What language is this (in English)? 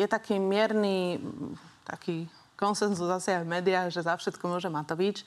Slovak